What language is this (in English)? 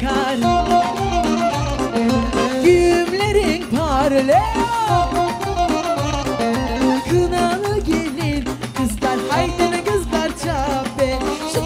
Turkish